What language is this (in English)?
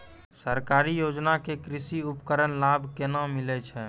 Maithili